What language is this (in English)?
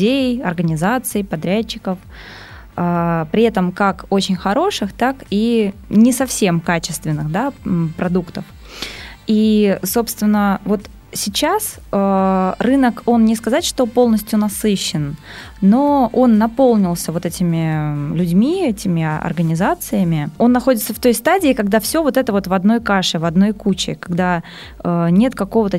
Russian